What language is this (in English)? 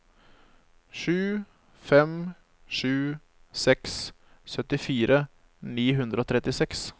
Norwegian